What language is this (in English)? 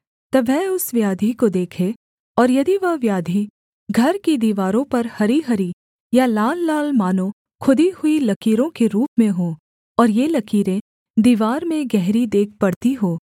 Hindi